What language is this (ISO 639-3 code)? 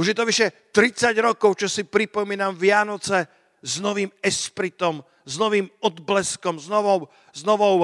slk